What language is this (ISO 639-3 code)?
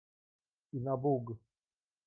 pol